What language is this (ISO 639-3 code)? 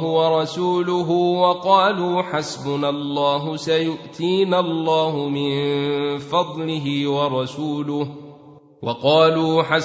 ara